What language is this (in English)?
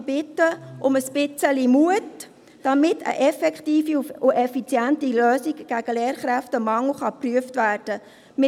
Swiss German